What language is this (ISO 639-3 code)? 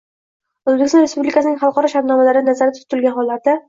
uzb